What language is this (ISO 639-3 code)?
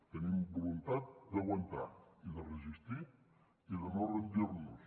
cat